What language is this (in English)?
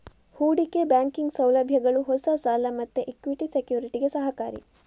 Kannada